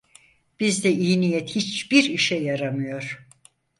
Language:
Turkish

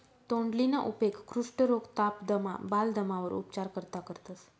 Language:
Marathi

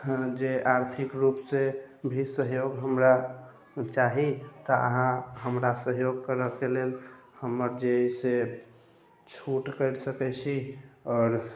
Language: Maithili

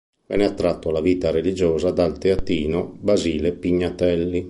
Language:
Italian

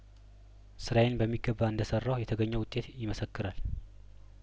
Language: Amharic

